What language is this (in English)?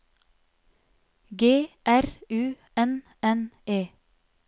Norwegian